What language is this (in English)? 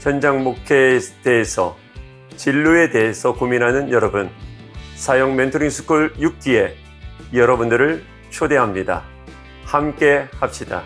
Korean